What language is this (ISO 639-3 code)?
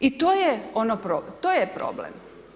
hrv